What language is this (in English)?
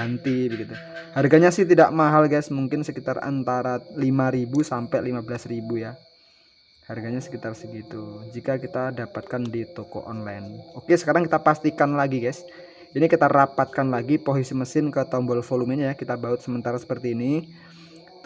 Indonesian